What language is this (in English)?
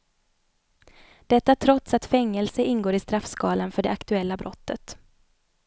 Swedish